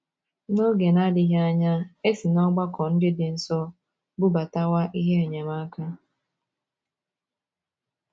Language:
Igbo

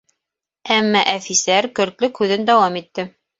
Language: Bashkir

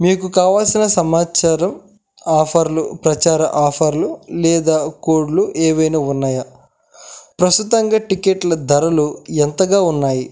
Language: Telugu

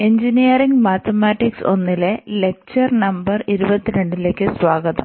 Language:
Malayalam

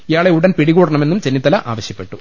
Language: Malayalam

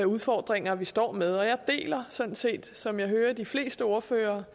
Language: Danish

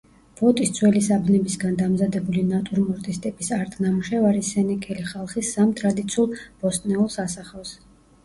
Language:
Georgian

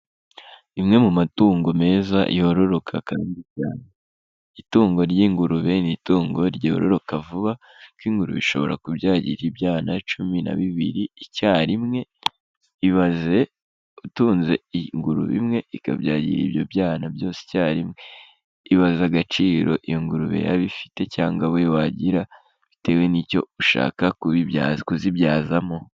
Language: Kinyarwanda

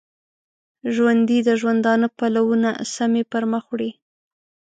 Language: Pashto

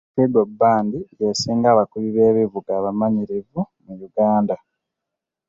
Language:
Ganda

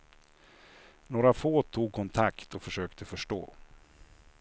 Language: Swedish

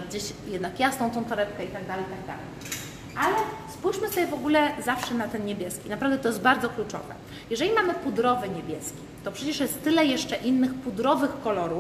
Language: Polish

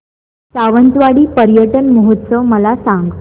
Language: Marathi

